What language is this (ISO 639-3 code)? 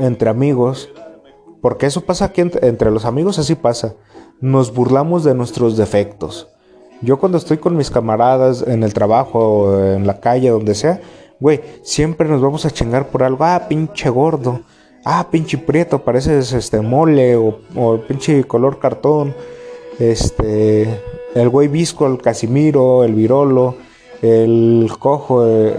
spa